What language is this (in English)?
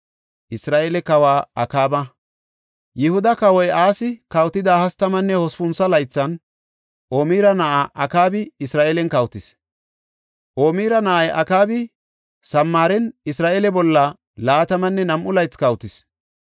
Gofa